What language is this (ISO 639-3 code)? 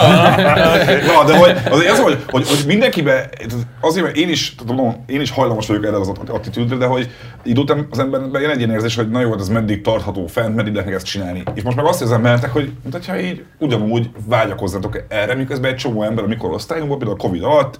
hun